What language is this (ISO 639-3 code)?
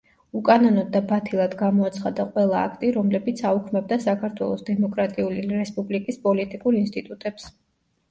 kat